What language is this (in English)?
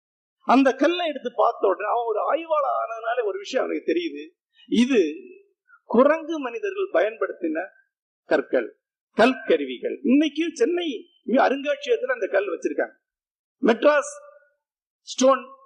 Tamil